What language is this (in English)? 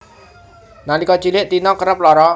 Javanese